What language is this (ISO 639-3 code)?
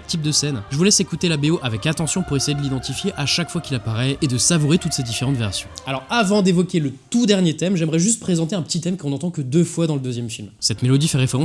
fra